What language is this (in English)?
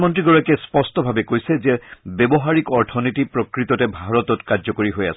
Assamese